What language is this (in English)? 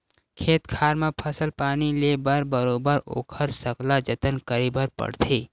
Chhattisgarhi